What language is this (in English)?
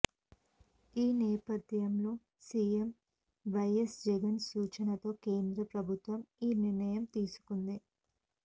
Telugu